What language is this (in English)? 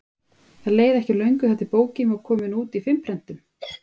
Icelandic